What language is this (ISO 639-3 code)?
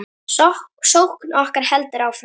isl